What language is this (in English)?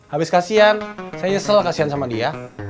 Indonesian